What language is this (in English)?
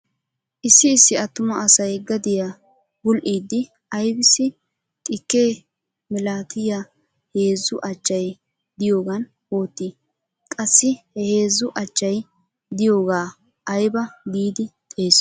Wolaytta